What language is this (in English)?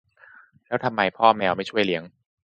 Thai